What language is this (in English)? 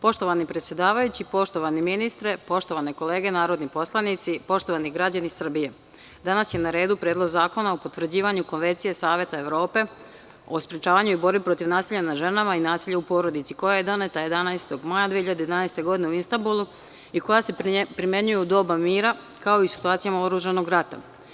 Serbian